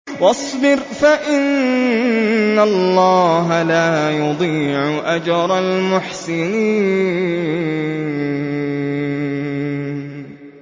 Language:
Arabic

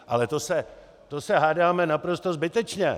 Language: Czech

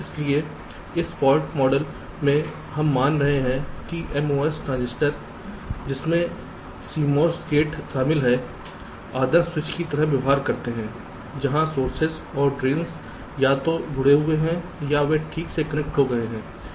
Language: Hindi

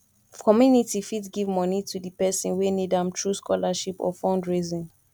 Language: Nigerian Pidgin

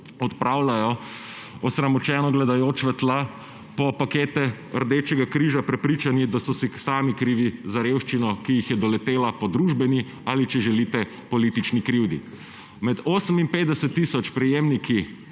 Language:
Slovenian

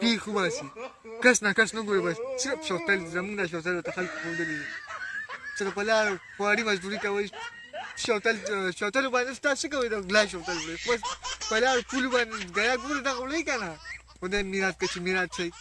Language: Urdu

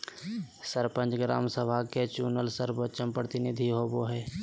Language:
Magahi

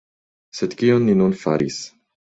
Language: Esperanto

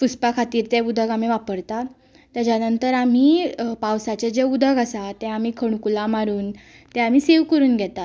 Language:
Konkani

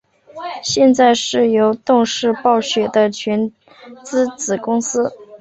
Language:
Chinese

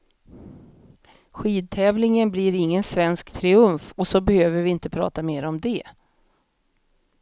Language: Swedish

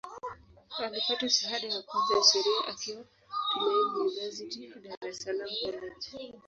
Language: Swahili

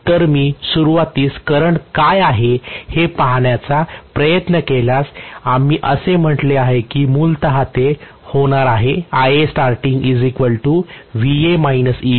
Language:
Marathi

